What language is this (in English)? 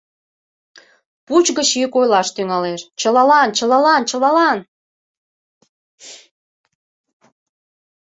Mari